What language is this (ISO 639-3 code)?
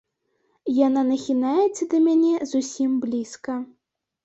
bel